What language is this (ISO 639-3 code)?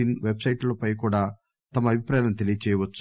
tel